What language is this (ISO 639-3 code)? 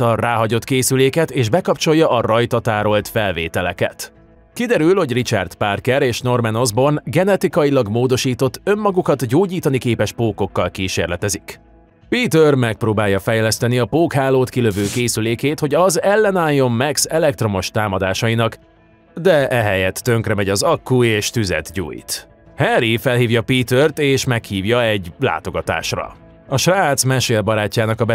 hun